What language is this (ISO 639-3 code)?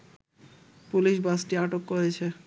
ben